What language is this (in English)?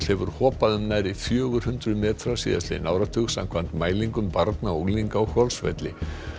Icelandic